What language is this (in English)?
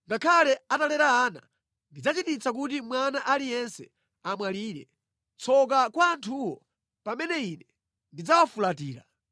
Nyanja